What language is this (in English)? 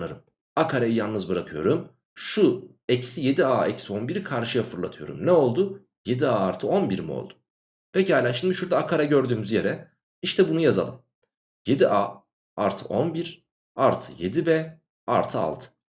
Turkish